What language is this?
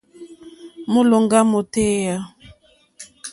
Mokpwe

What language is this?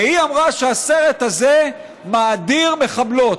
Hebrew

